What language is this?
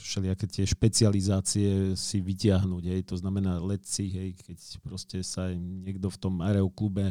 Slovak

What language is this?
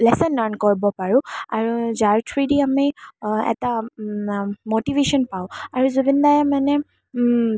Assamese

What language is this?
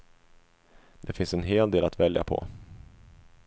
Swedish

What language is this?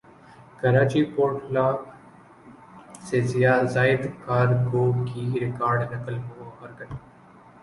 Urdu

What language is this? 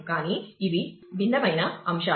Telugu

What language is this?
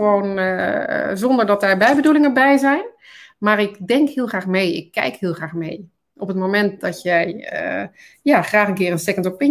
Dutch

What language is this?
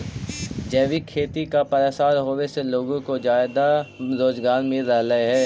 Magahi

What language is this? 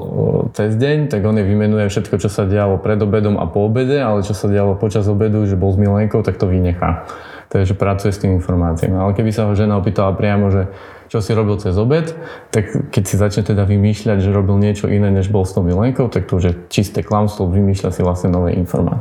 Slovak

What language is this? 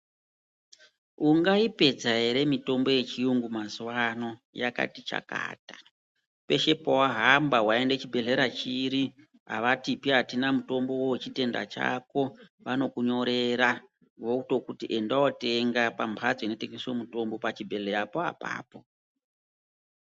Ndau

